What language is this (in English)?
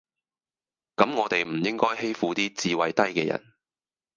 Cantonese